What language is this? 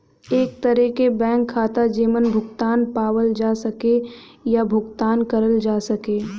Bhojpuri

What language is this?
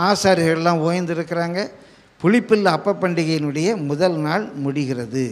Tamil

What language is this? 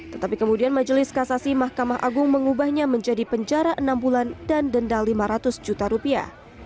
Indonesian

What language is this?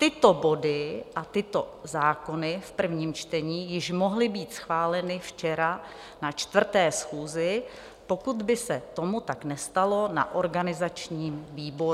Czech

